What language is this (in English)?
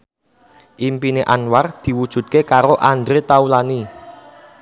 Javanese